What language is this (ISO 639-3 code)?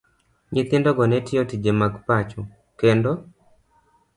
luo